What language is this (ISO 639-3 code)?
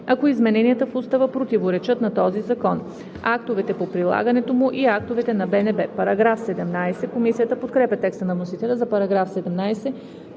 bul